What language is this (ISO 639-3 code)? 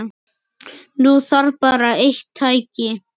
isl